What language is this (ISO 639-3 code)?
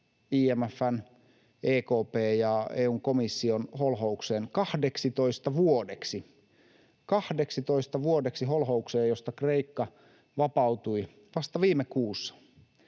fin